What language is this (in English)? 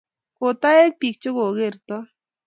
Kalenjin